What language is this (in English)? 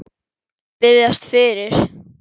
Icelandic